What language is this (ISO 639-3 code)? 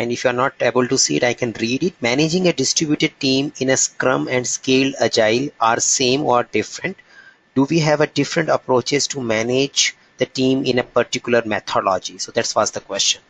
eng